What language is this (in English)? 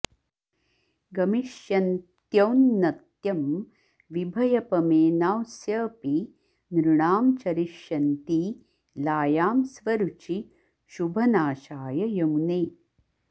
Sanskrit